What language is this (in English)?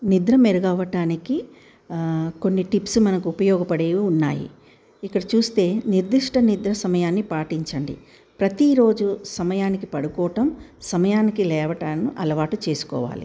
Telugu